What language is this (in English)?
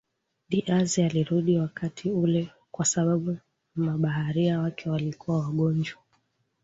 Swahili